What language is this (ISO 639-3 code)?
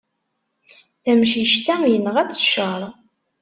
kab